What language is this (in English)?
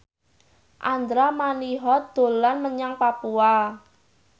Javanese